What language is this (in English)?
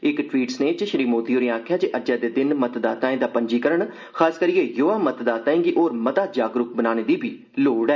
Dogri